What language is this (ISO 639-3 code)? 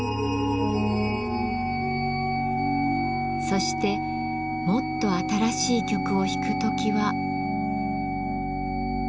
jpn